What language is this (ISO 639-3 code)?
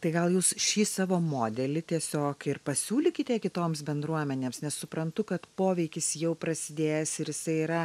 lit